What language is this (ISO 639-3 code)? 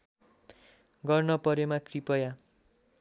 nep